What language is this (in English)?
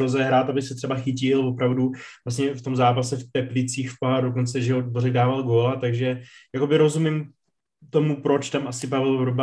Czech